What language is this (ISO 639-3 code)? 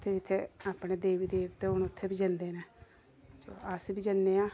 doi